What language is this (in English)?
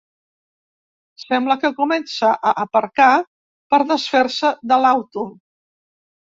Catalan